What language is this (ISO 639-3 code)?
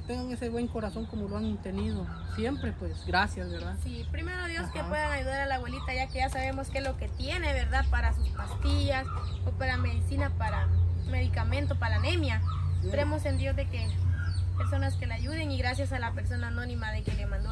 spa